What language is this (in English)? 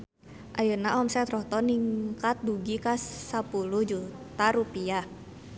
Sundanese